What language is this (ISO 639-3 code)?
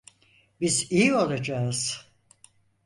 tur